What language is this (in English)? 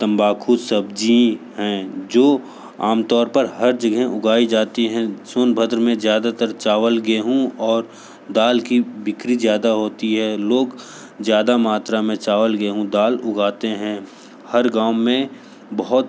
Hindi